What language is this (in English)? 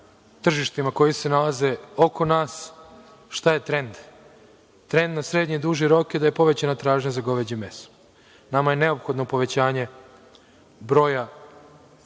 Serbian